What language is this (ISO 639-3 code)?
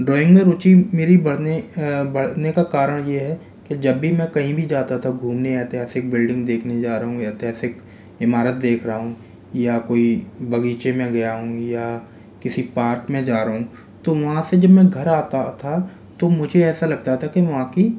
hin